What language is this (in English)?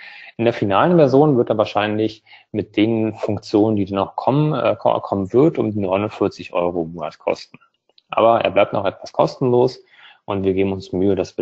German